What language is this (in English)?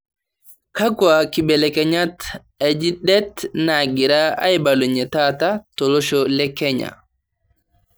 Masai